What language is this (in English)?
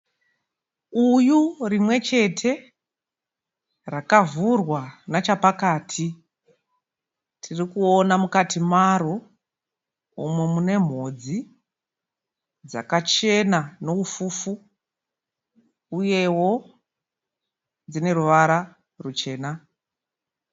Shona